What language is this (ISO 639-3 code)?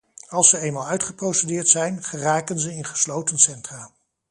nld